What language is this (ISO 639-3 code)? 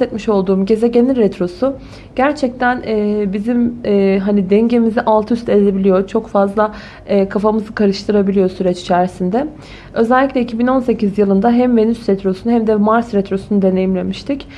tur